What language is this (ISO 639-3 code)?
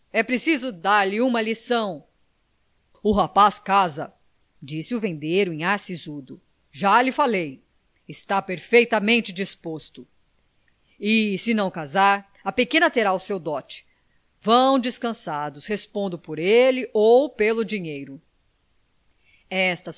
por